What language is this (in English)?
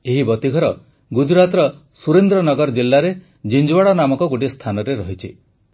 Odia